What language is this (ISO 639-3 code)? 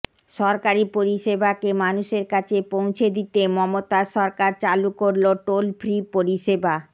ben